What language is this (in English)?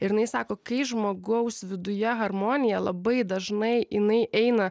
Lithuanian